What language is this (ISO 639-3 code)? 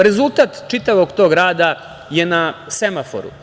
srp